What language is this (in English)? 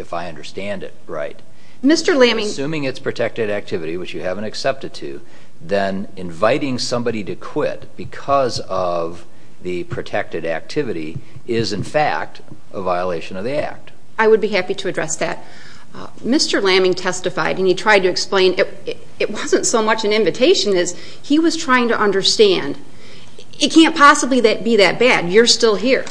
English